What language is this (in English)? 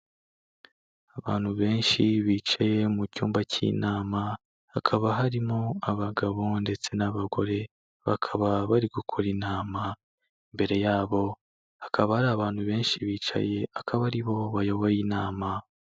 Kinyarwanda